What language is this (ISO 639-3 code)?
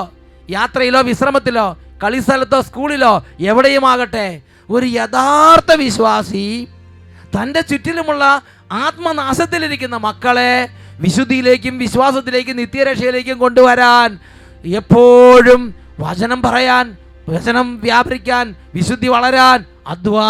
mal